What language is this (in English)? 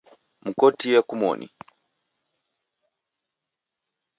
Taita